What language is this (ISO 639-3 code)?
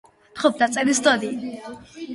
kat